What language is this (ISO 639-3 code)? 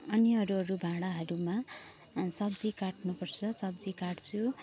nep